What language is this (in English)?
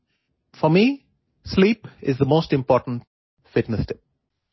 Assamese